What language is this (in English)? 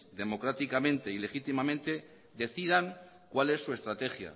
Spanish